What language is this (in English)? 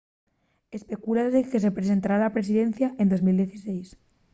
Asturian